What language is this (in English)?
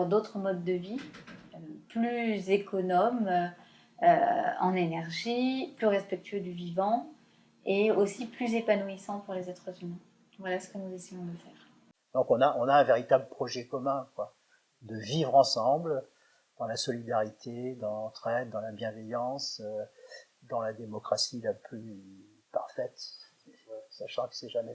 French